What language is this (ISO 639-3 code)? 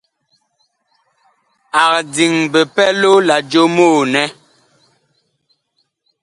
bkh